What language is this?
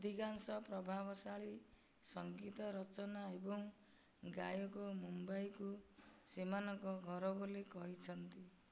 Odia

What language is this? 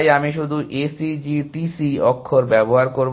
Bangla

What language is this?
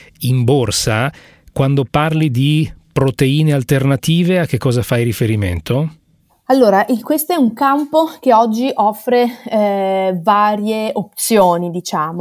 Italian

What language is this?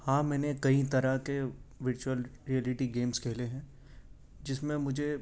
Urdu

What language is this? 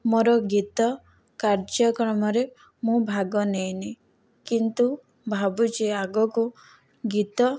Odia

